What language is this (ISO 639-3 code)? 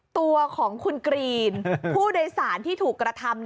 tha